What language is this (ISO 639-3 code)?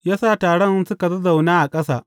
hau